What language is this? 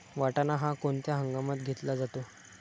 Marathi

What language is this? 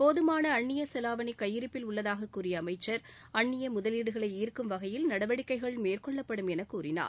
Tamil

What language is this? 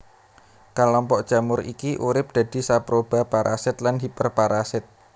Javanese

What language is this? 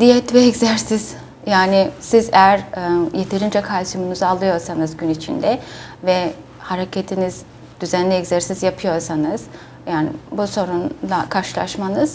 Turkish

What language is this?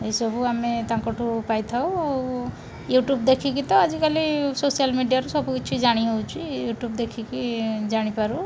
Odia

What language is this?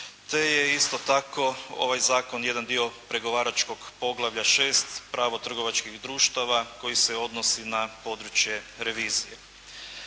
Croatian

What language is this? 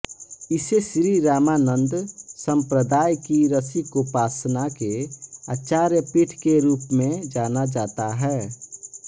Hindi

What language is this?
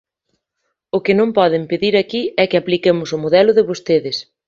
Galician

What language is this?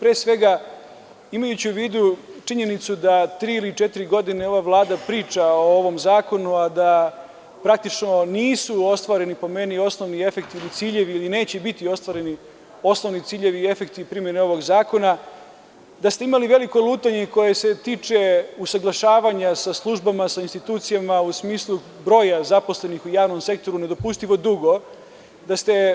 Serbian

